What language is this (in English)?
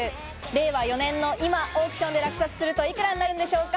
Japanese